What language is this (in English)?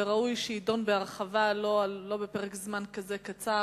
Hebrew